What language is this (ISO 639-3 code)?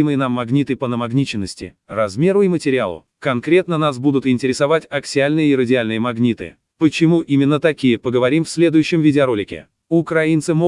rus